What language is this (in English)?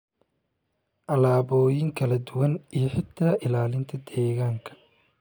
Somali